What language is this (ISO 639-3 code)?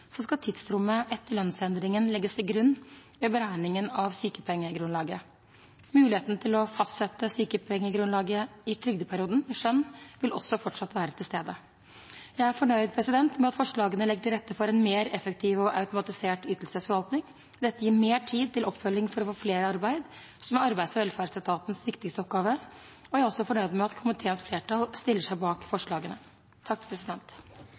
nob